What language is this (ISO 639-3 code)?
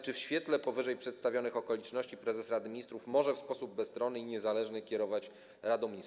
pol